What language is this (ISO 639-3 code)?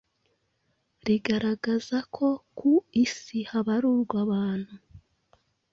kin